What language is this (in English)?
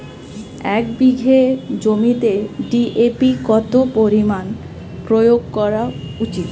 Bangla